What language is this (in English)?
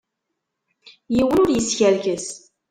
Kabyle